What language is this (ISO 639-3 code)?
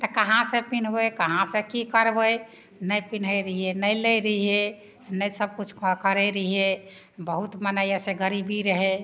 mai